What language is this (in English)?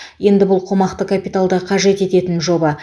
Kazakh